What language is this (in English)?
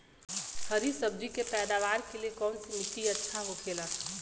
Bhojpuri